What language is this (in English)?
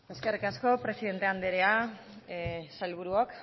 Basque